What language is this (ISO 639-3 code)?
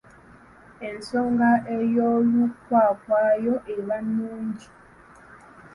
lug